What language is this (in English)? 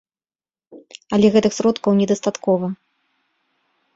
Belarusian